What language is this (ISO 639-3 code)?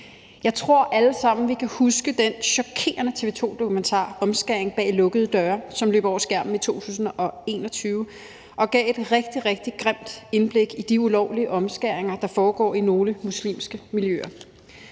dan